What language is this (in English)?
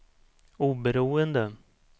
Swedish